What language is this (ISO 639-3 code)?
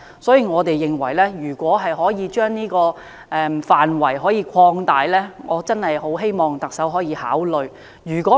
yue